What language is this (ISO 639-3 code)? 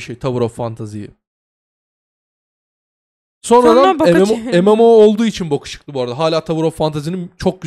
tur